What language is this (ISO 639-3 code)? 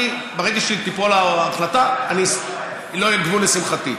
heb